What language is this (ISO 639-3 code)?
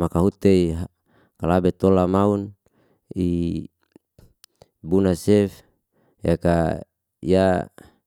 ste